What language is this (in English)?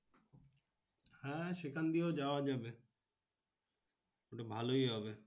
Bangla